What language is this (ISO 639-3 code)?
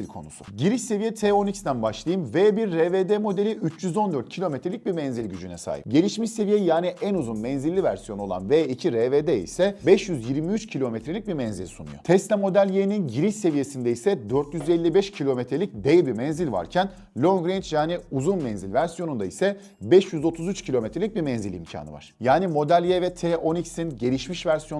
tur